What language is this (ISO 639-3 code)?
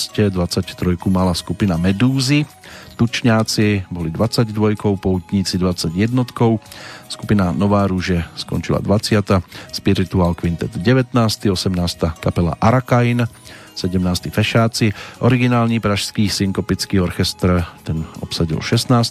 slk